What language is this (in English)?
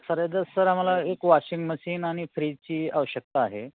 Marathi